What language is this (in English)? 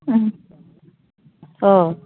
Bodo